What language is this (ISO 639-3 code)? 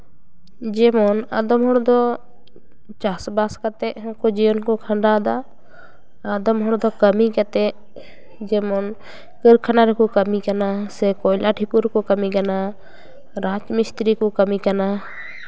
sat